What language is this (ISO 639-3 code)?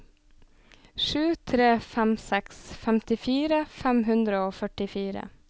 nor